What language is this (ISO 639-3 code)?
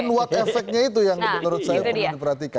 ind